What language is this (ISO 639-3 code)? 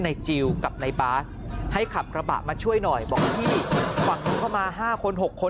tha